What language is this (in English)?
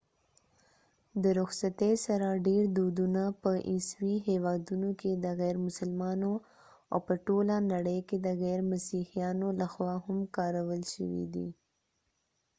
Pashto